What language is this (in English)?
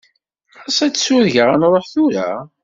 Kabyle